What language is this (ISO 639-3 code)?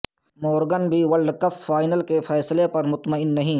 urd